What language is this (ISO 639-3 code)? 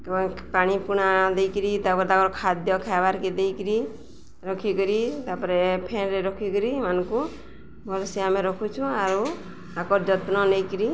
ori